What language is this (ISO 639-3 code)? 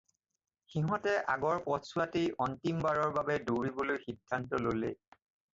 asm